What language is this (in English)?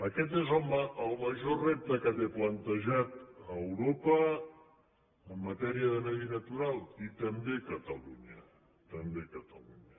Catalan